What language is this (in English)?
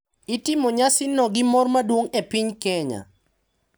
Luo (Kenya and Tanzania)